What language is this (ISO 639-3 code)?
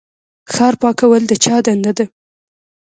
pus